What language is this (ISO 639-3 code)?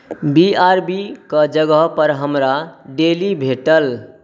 mai